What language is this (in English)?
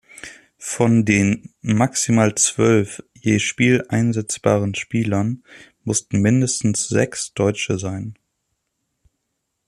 German